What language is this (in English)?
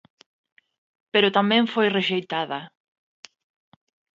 Galician